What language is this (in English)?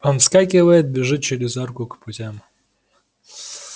Russian